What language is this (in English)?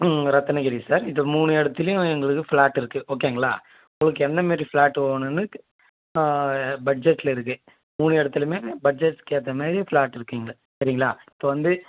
Tamil